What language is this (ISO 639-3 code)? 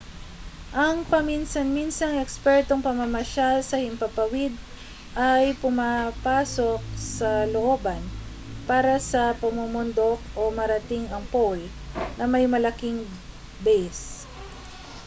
fil